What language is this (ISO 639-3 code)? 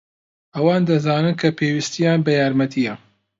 ckb